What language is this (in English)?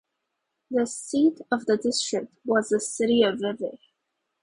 English